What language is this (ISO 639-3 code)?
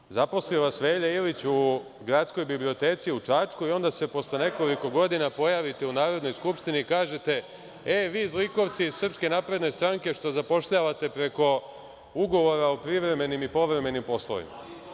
srp